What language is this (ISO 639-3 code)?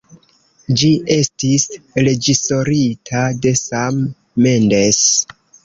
epo